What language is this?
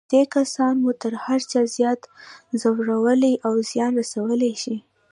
Pashto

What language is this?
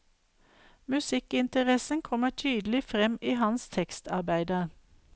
Norwegian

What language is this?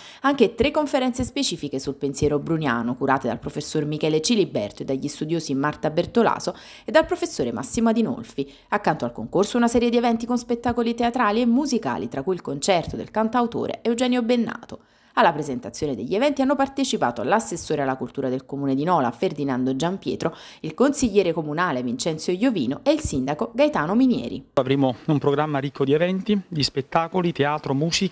Italian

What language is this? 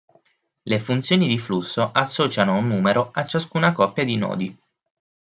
Italian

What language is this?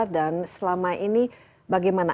Indonesian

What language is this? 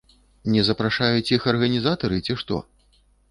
Belarusian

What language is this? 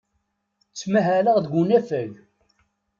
Kabyle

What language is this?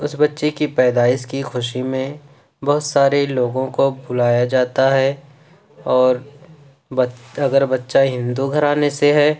Urdu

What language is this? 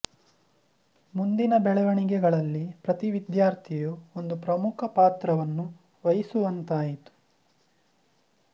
Kannada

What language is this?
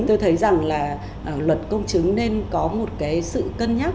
Vietnamese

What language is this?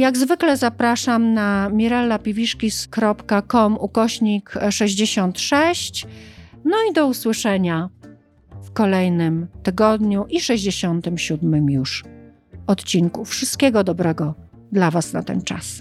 Polish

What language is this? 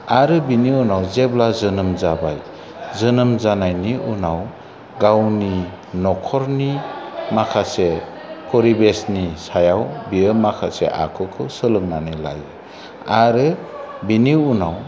Bodo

